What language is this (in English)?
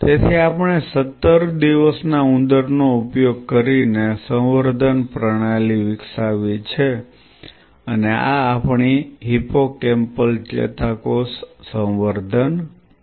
Gujarati